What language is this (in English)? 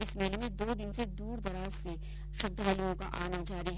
Hindi